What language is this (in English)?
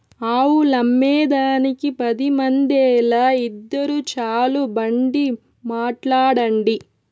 Telugu